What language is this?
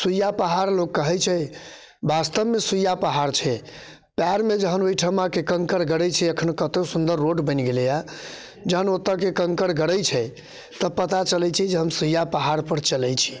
Maithili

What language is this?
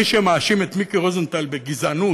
Hebrew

